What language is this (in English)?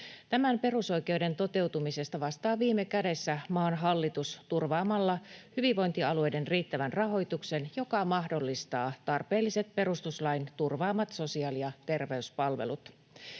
Finnish